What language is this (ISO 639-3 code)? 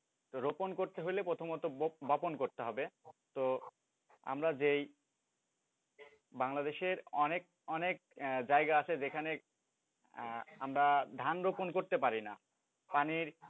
ben